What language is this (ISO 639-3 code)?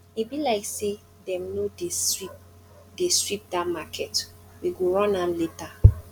pcm